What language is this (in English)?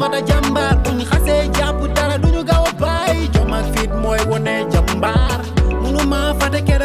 Romanian